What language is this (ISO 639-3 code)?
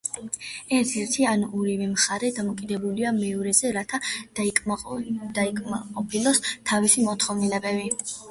kat